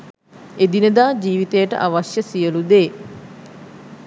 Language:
Sinhala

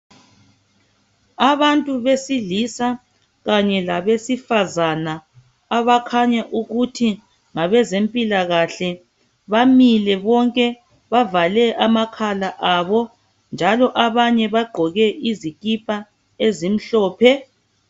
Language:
North Ndebele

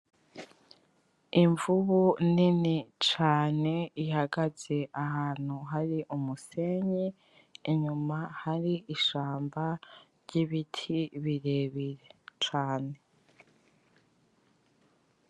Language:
Rundi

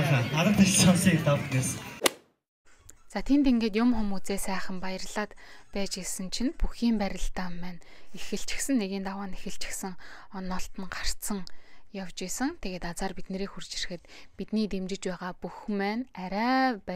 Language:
Romanian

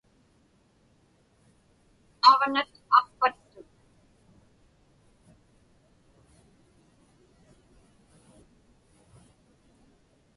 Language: Inupiaq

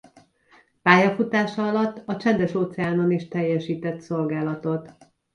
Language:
Hungarian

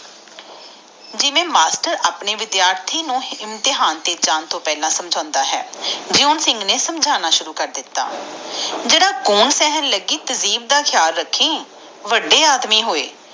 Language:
Punjabi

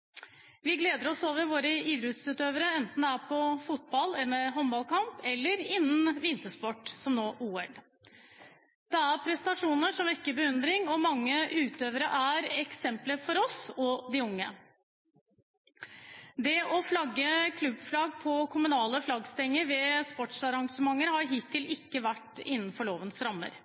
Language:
Norwegian Bokmål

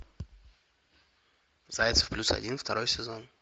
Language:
Russian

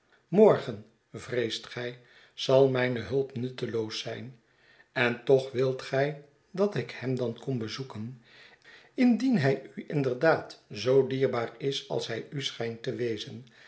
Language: Dutch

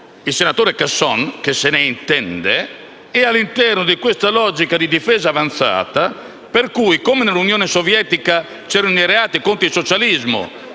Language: Italian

